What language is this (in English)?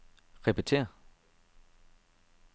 Danish